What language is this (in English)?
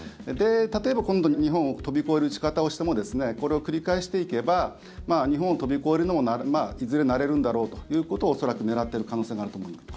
Japanese